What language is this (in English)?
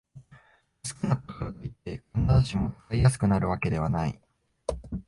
Japanese